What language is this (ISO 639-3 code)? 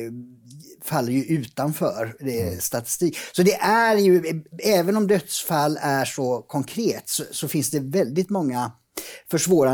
swe